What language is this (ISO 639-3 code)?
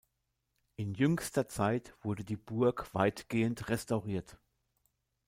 deu